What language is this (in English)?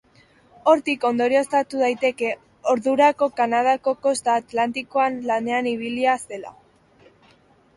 Basque